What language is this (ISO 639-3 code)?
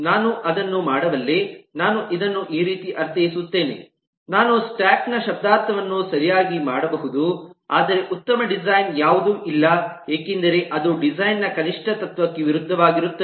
kan